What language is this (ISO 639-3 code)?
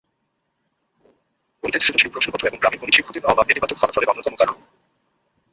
ben